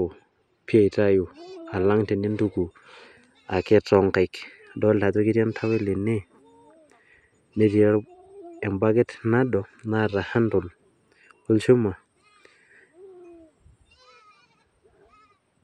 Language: Masai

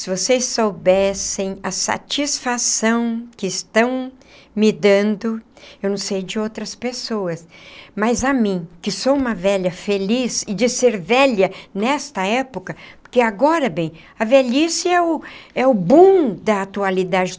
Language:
Portuguese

